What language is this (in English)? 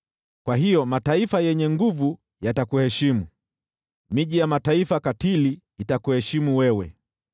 Swahili